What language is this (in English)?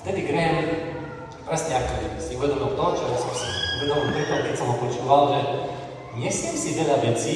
Slovak